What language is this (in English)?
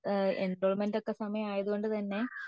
Malayalam